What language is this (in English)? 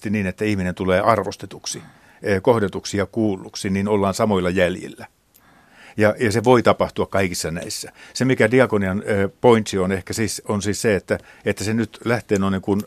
Finnish